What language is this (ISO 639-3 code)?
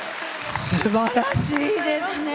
jpn